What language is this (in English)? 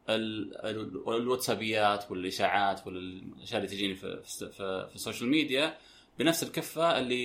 Arabic